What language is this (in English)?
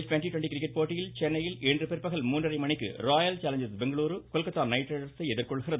Tamil